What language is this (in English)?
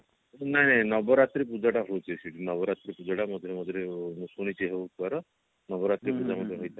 Odia